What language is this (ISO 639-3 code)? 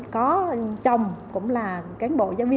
vie